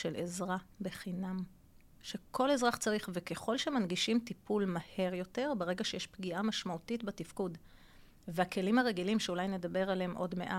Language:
Hebrew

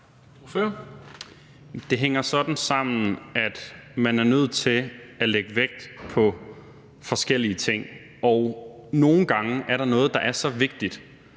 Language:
Danish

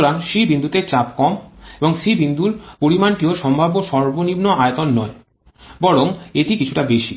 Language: Bangla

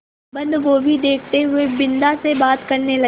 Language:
Hindi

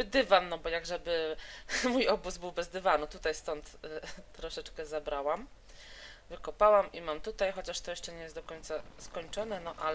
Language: Polish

